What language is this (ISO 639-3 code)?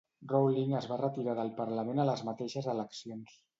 cat